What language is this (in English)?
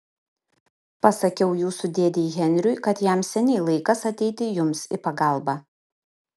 Lithuanian